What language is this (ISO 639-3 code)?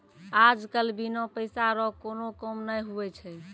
mai